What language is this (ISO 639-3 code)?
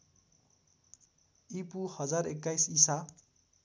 nep